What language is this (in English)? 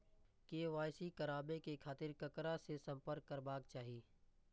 Maithili